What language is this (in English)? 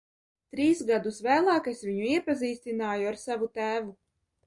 Latvian